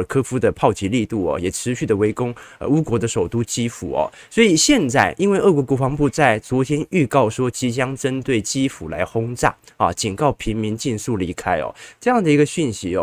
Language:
Chinese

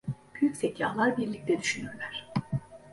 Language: Turkish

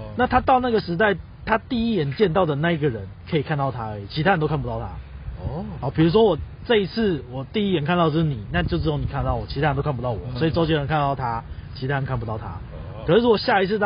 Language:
Chinese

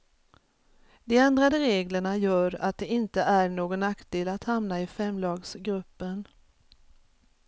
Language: Swedish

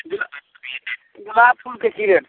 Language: Maithili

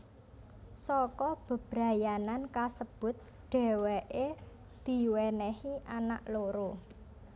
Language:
Javanese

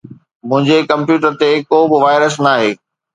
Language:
Sindhi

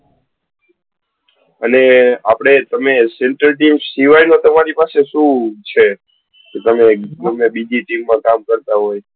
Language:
Gujarati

